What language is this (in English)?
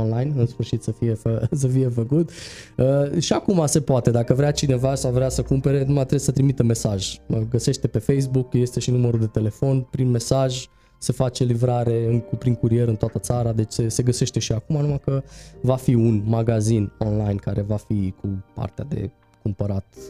Romanian